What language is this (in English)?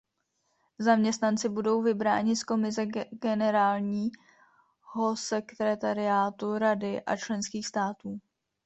Czech